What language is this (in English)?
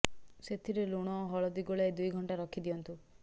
Odia